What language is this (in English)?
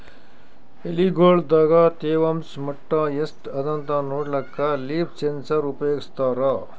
Kannada